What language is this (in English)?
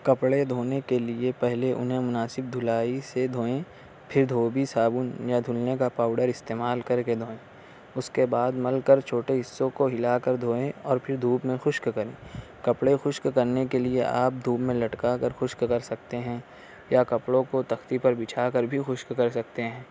Urdu